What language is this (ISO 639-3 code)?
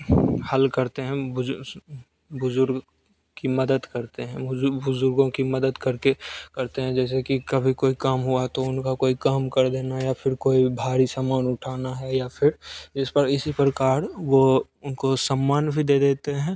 hin